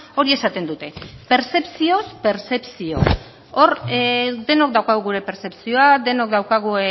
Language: Basque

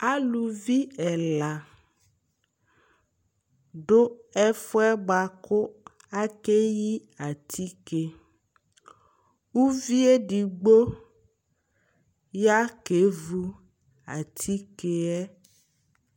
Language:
Ikposo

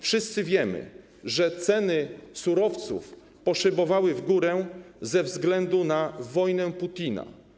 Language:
Polish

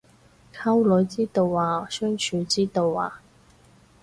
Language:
Cantonese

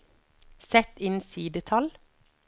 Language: Norwegian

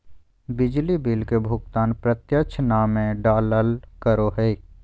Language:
Magahi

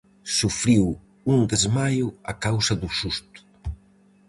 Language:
Galician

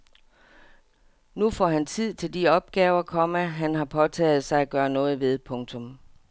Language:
Danish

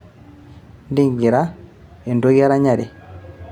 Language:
Masai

